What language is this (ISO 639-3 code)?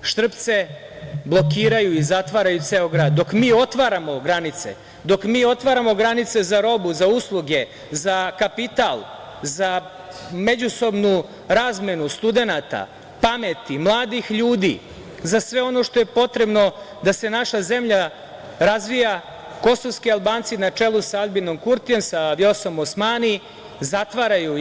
srp